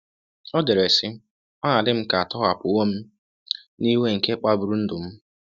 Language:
Igbo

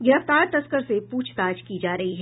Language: Hindi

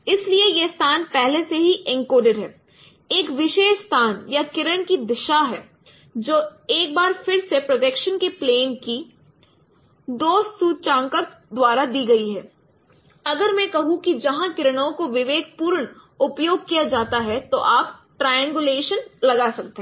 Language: Hindi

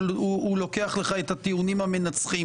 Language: Hebrew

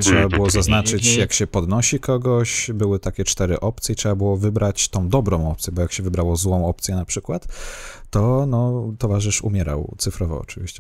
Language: Polish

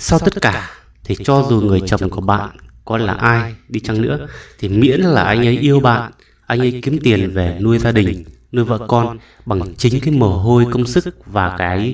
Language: Vietnamese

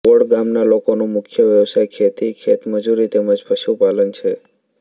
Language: Gujarati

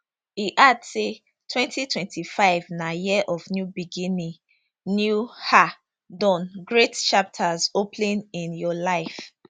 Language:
Nigerian Pidgin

